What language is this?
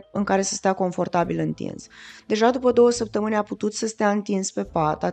Romanian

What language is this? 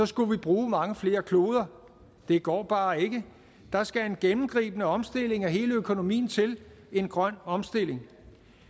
Danish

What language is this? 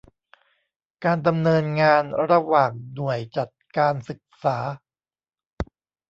Thai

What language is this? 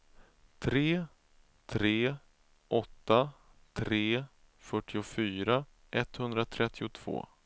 Swedish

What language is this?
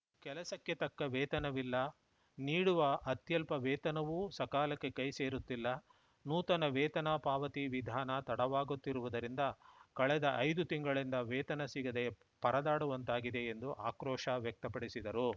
Kannada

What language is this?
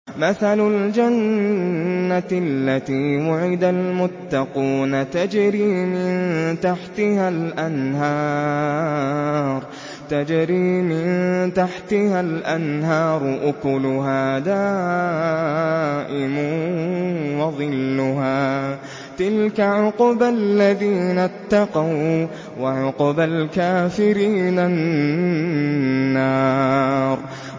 Arabic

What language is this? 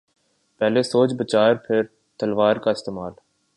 Urdu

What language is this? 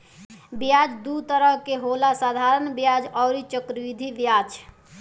Bhojpuri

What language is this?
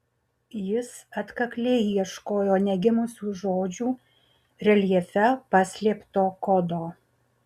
Lithuanian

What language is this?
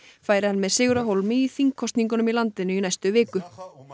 Icelandic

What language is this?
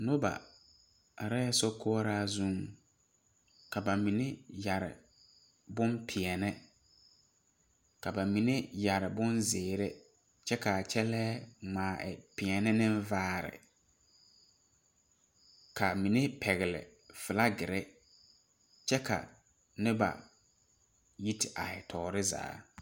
Southern Dagaare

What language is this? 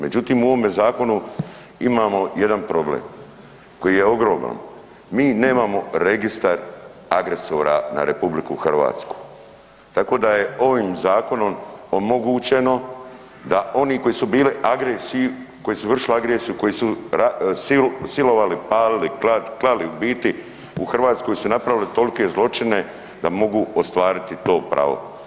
Croatian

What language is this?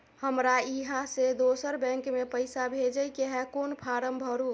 Maithili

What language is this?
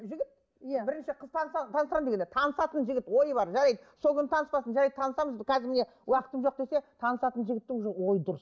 Kazakh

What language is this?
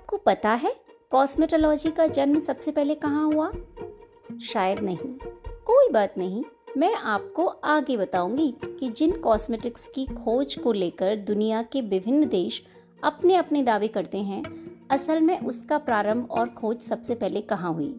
Hindi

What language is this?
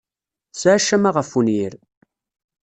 Kabyle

